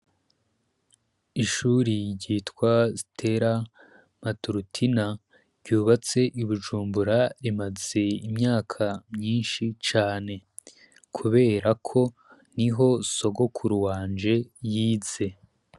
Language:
Rundi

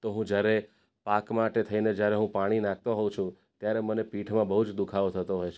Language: Gujarati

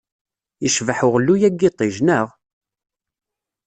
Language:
Kabyle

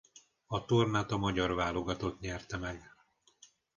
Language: Hungarian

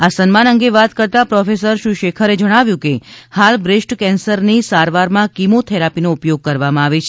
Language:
Gujarati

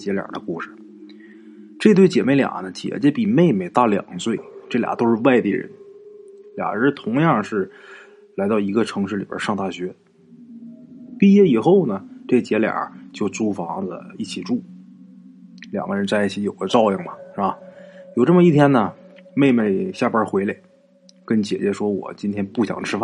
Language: Chinese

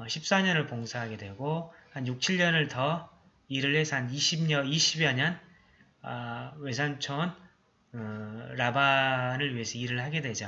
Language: Korean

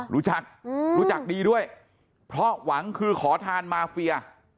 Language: Thai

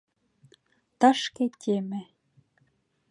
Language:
Mari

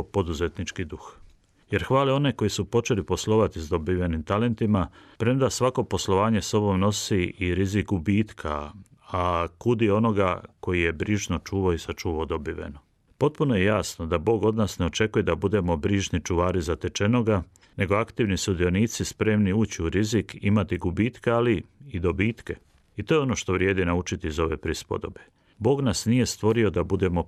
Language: Croatian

